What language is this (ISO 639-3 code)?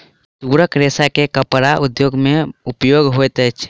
mai